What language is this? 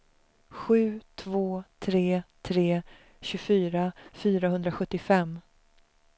Swedish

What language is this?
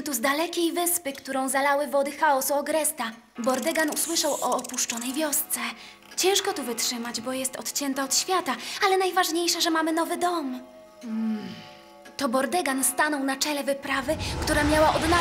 Polish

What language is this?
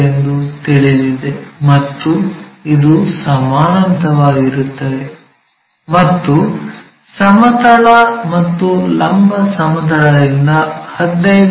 Kannada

